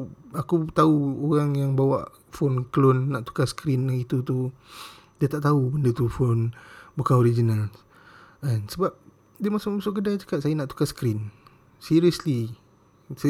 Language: Malay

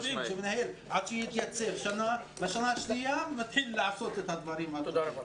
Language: Hebrew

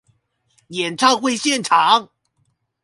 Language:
Chinese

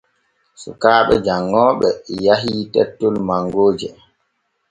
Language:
Borgu Fulfulde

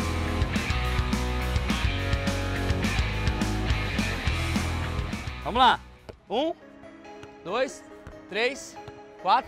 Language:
Portuguese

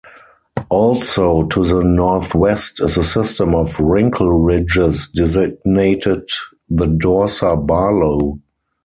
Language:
English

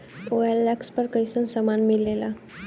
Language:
Bhojpuri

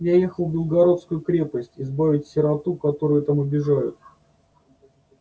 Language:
Russian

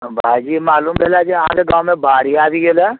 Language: Maithili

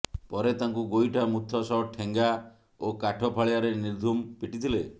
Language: Odia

